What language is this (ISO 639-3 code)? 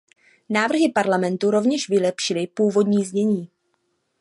ces